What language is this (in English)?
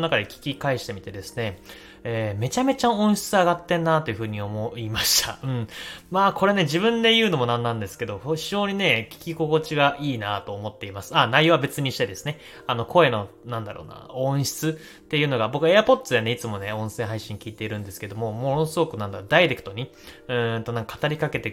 Japanese